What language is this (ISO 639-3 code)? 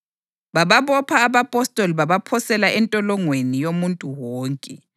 nde